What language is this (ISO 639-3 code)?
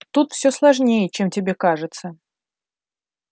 rus